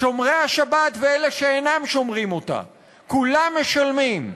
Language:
Hebrew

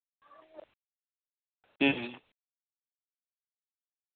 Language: Santali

